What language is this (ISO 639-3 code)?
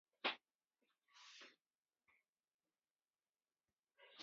bri